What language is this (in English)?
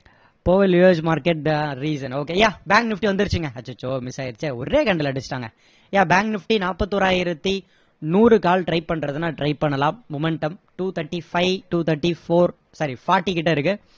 Tamil